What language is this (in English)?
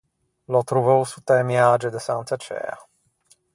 Ligurian